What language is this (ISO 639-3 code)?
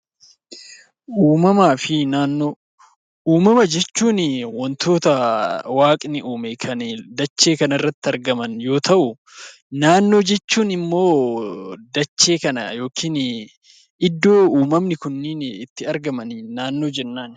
orm